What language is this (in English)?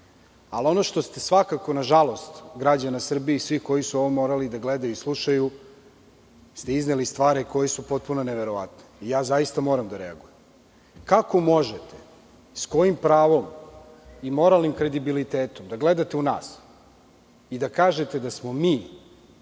Serbian